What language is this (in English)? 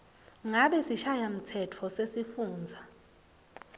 Swati